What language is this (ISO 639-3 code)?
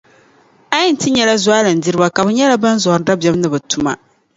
dag